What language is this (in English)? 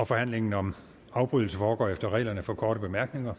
Danish